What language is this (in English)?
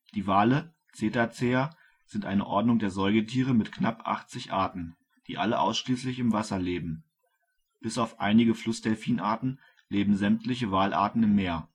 German